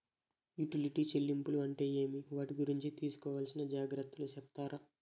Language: Telugu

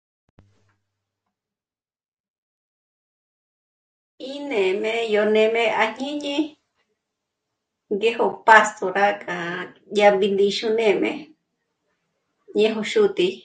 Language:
Michoacán Mazahua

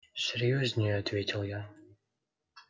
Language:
Russian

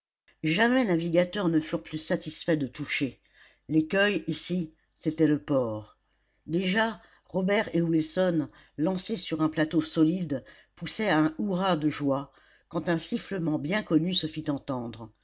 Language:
French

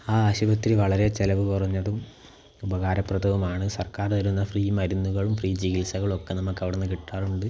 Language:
Malayalam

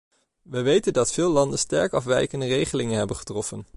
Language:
Dutch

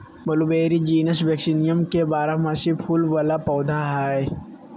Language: Magahi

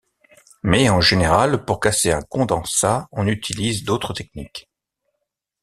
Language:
French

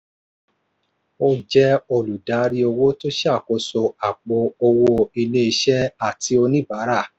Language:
Yoruba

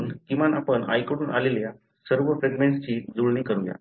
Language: Marathi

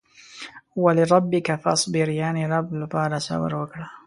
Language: Pashto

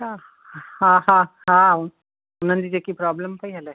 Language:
Sindhi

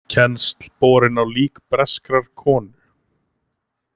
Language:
Icelandic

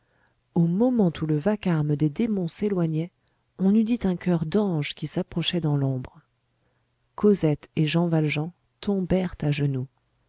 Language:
French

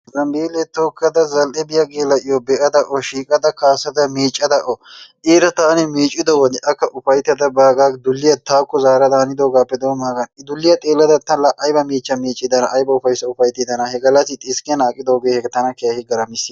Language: Wolaytta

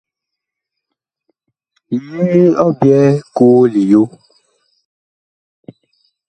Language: Bakoko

